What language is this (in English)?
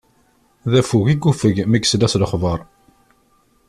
Kabyle